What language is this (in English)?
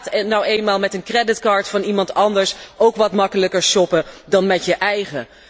Dutch